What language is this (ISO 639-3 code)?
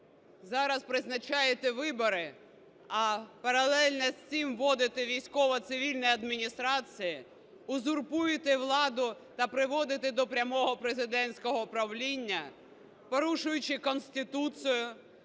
ukr